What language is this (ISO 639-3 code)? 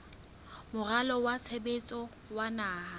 sot